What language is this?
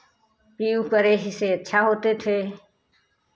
Hindi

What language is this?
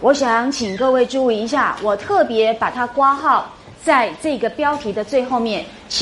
Chinese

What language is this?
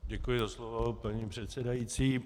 Czech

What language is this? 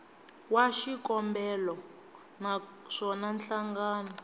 Tsonga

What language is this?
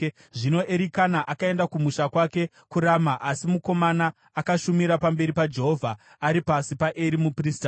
Shona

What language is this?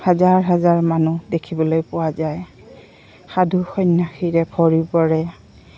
Assamese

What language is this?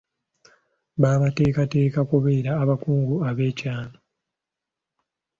Ganda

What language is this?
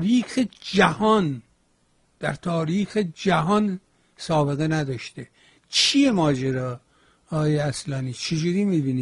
Persian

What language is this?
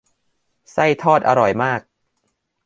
Thai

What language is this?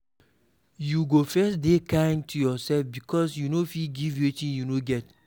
Nigerian Pidgin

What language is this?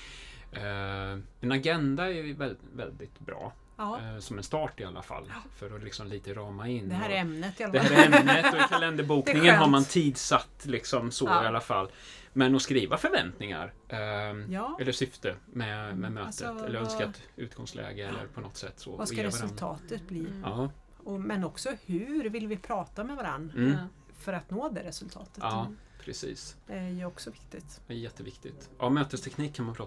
Swedish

